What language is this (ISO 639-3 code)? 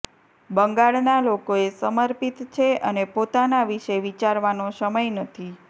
guj